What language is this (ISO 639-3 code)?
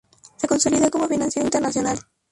spa